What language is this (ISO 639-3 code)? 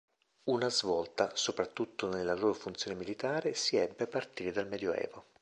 ita